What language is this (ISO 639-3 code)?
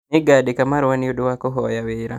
kik